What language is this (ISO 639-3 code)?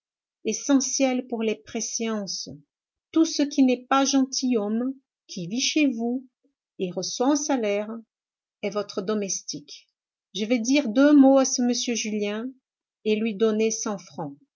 fra